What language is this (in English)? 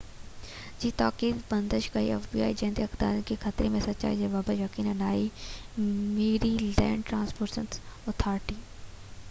Sindhi